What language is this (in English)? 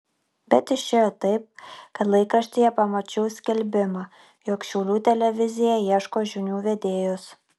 Lithuanian